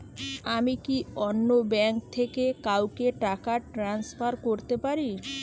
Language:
Bangla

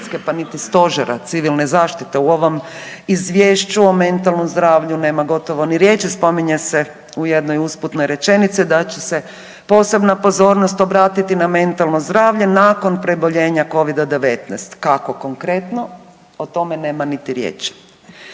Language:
Croatian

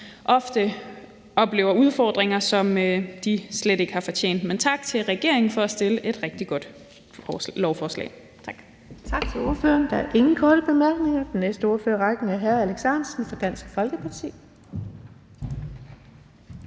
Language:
Danish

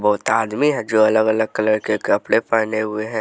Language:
Hindi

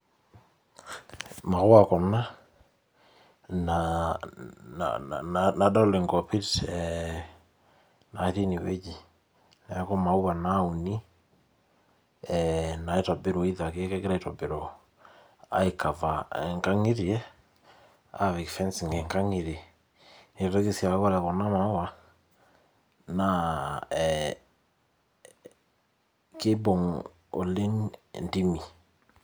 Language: Masai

